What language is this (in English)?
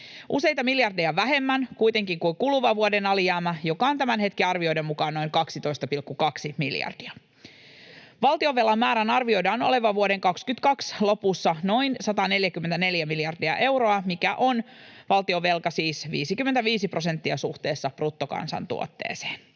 Finnish